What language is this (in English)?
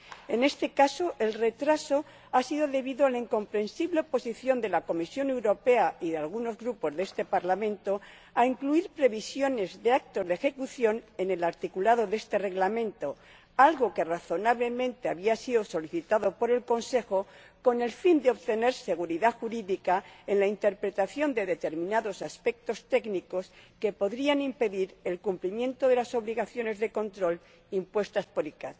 Spanish